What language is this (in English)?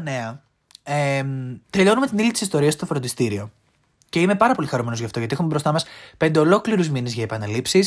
Greek